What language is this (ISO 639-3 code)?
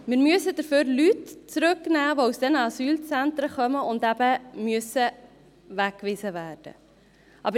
gsw